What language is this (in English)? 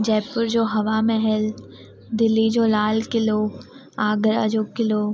Sindhi